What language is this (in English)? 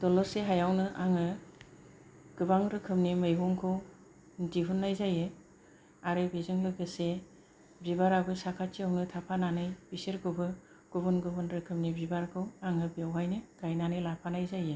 Bodo